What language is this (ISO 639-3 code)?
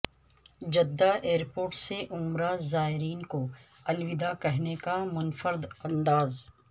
urd